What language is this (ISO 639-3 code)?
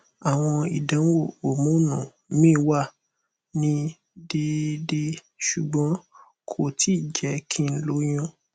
yor